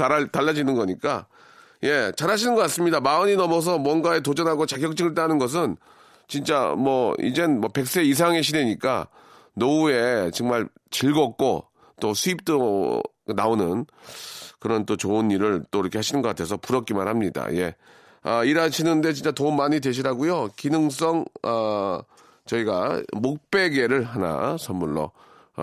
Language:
Korean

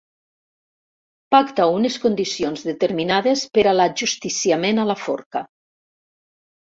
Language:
Catalan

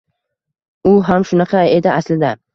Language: Uzbek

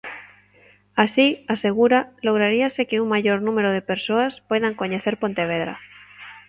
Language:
Galician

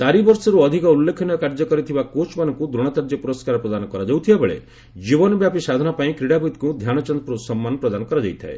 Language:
Odia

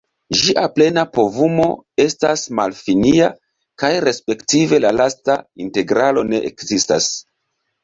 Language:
Esperanto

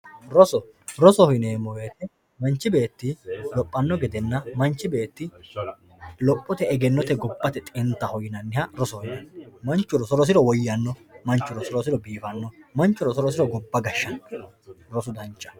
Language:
Sidamo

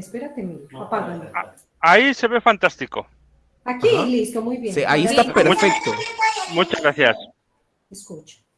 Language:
Spanish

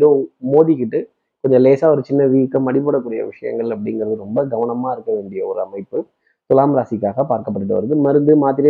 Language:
Tamil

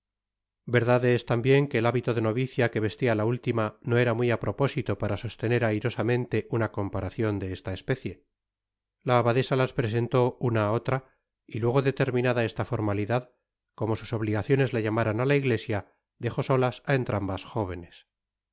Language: Spanish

